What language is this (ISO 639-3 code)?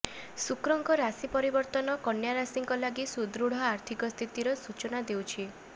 ori